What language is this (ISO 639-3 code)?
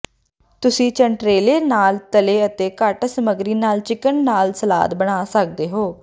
pan